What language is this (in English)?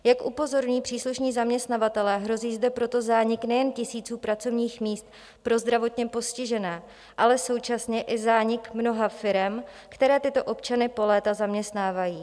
Czech